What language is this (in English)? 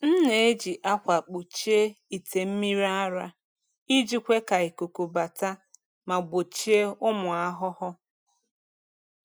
Igbo